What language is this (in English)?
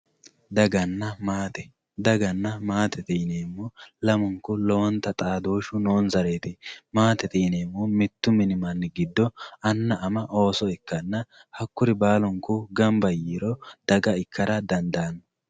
Sidamo